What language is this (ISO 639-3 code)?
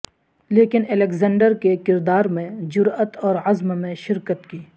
urd